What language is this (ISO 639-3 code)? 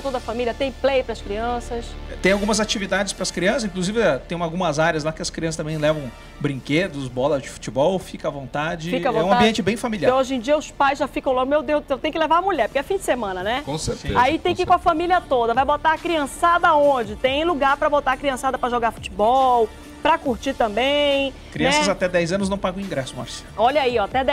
por